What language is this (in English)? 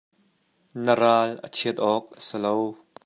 Hakha Chin